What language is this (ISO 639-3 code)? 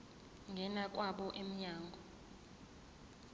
zul